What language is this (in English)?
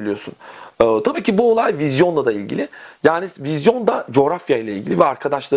Turkish